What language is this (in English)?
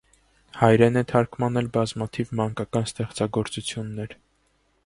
Armenian